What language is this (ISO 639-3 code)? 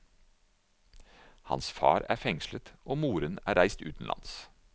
nor